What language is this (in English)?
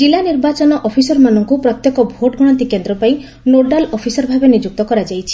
Odia